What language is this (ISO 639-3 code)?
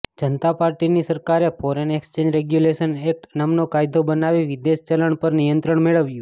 guj